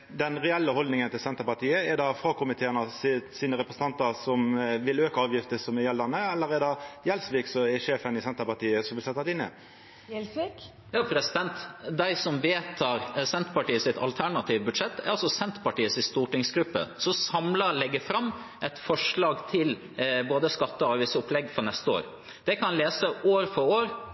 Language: Norwegian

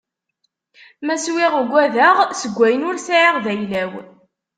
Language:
Kabyle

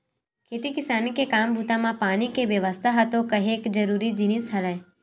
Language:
Chhattisgarhi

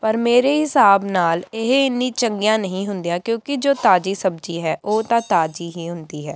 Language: Punjabi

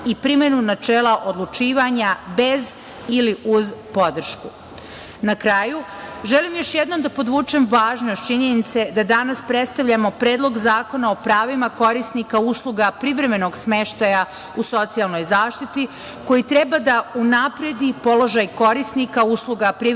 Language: Serbian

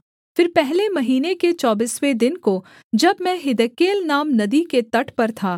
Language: Hindi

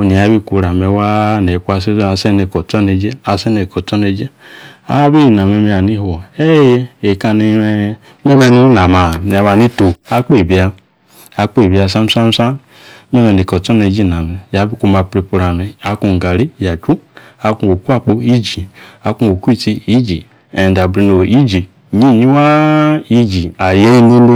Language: Yace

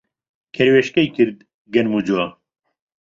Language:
Central Kurdish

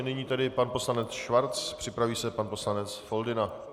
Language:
Czech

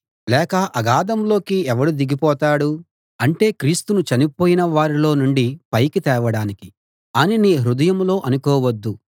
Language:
Telugu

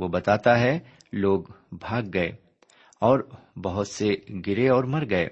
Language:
Urdu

